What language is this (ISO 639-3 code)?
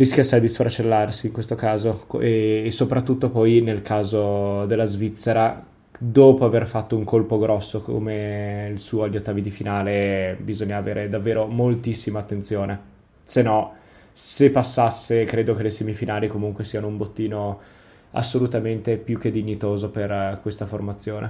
ita